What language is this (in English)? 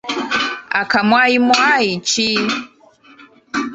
Ganda